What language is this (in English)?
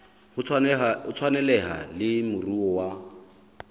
Southern Sotho